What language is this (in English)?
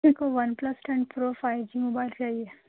Urdu